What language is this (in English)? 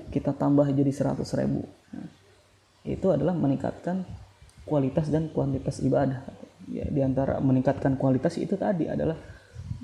Indonesian